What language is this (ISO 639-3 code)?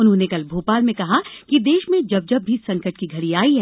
hin